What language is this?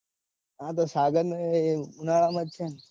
Gujarati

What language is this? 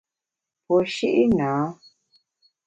Bamun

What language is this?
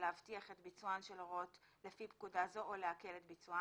Hebrew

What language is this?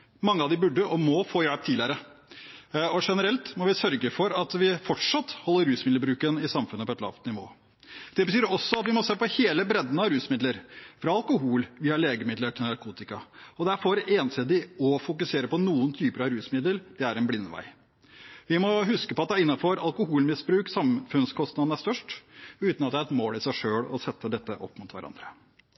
Norwegian Bokmål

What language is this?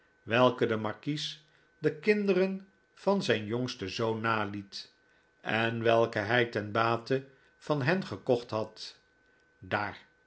Dutch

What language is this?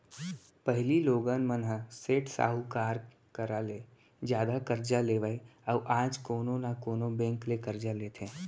Chhattisgarhi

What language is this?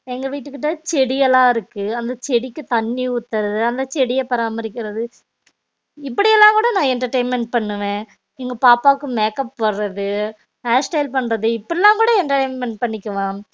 Tamil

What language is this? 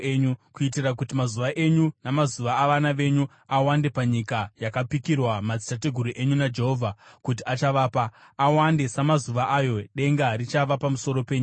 Shona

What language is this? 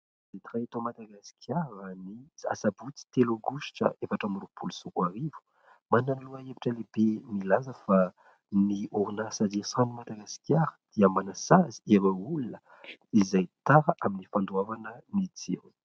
Malagasy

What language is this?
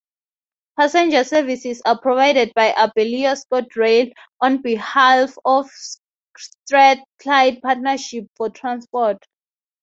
English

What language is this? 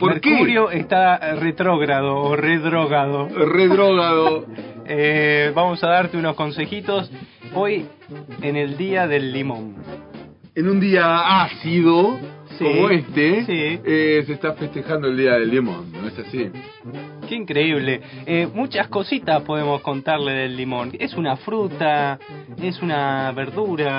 Spanish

